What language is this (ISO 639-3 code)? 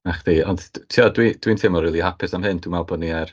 cym